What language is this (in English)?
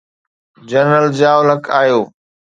Sindhi